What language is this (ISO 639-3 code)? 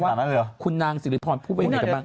tha